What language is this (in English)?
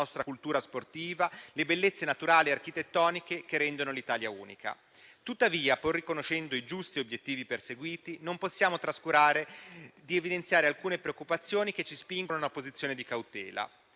Italian